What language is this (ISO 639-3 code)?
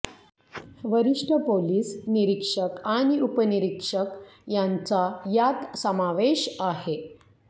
mar